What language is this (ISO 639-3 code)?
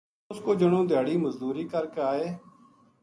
gju